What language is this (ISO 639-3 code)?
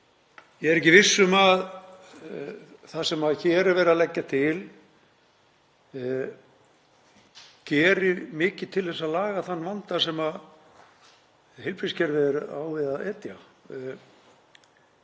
isl